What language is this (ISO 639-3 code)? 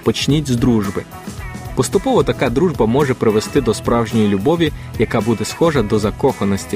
ukr